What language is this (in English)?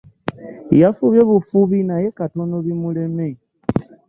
Ganda